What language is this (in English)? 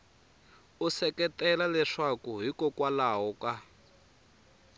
Tsonga